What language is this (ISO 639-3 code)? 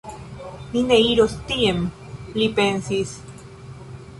epo